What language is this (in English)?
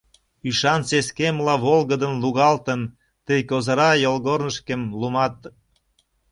Mari